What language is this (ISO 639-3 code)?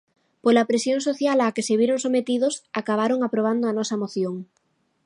glg